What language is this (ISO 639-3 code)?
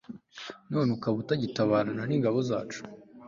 kin